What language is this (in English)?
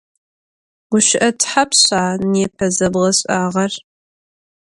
Adyghe